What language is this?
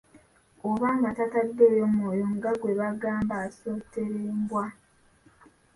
Ganda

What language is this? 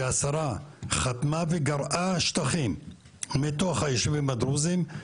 Hebrew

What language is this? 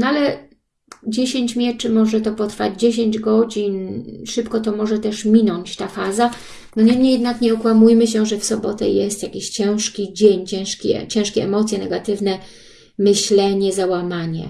Polish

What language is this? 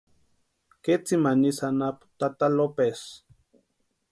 Western Highland Purepecha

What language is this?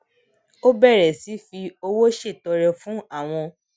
Yoruba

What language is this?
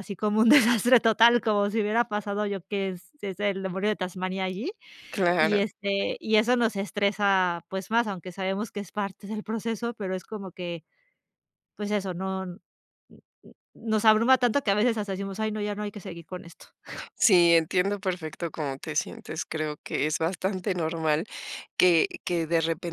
Spanish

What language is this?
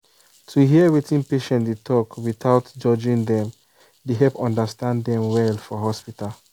Nigerian Pidgin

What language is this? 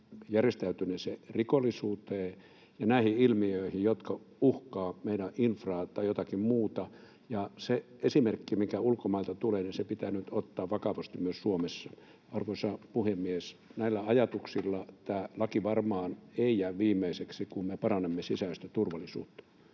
Finnish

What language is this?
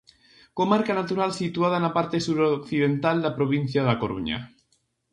Galician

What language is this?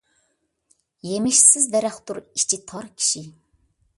Uyghur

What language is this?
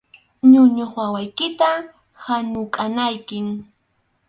Arequipa-La Unión Quechua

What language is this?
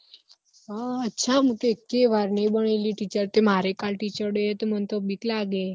Gujarati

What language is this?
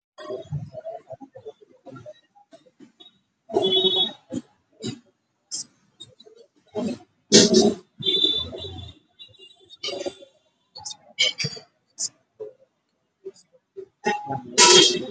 Somali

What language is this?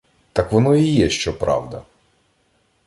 Ukrainian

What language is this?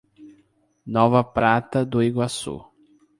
Portuguese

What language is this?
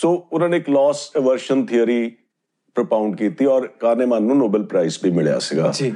Punjabi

